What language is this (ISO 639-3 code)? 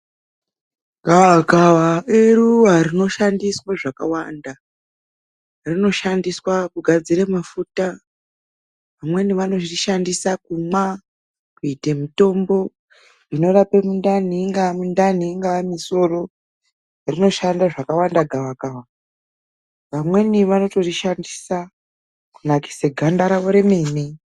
ndc